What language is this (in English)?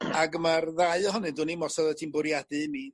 Welsh